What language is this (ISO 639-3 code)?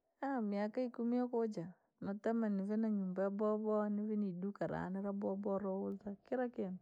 lag